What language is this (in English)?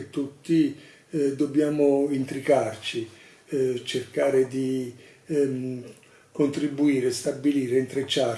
Italian